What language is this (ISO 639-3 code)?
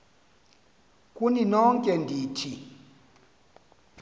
xho